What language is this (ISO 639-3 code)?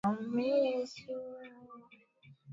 swa